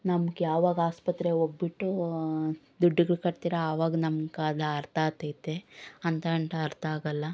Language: Kannada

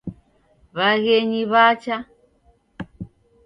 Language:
Taita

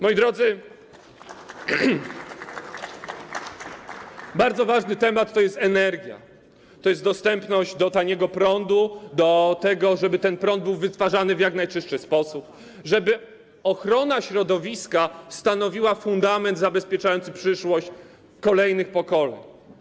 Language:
Polish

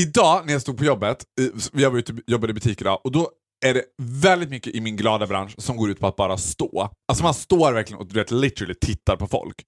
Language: Swedish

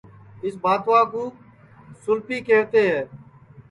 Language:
Sansi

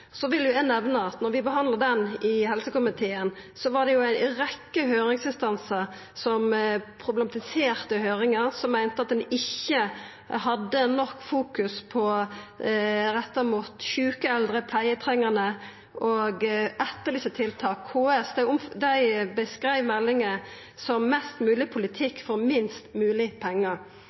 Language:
Norwegian Nynorsk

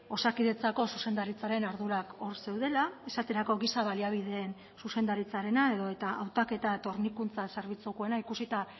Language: Basque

